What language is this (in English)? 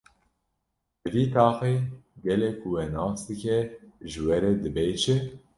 Kurdish